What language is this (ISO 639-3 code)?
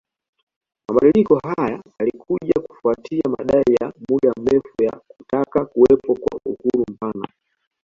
swa